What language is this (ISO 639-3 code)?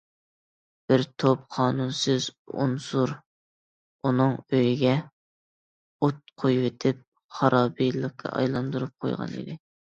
uig